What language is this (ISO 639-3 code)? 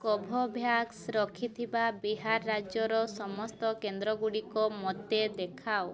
ori